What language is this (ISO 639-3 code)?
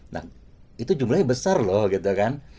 ind